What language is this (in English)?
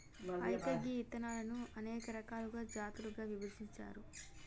Telugu